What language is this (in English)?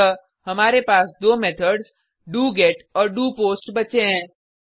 Hindi